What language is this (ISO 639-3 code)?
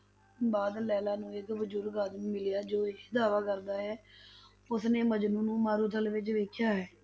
pan